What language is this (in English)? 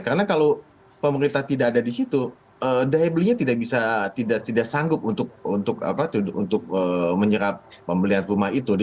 Indonesian